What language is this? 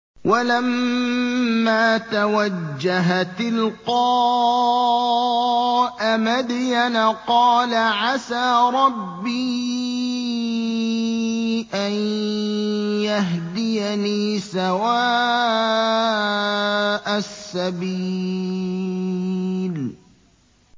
Arabic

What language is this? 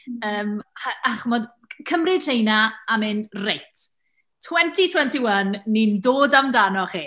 Welsh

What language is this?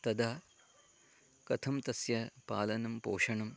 Sanskrit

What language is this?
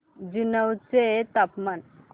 Marathi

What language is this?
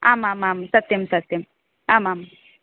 Sanskrit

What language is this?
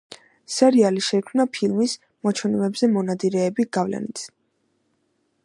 Georgian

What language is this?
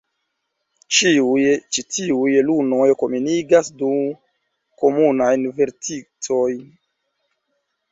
Esperanto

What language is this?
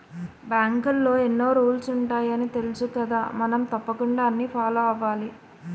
Telugu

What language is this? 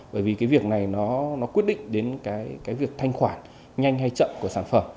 Vietnamese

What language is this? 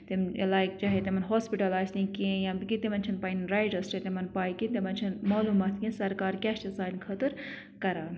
Kashmiri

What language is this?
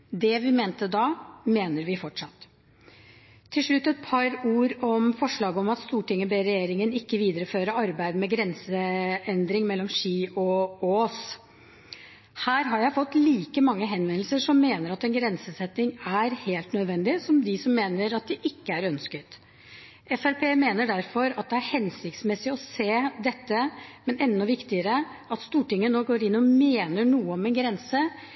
Norwegian Bokmål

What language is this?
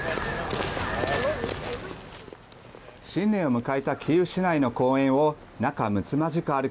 Japanese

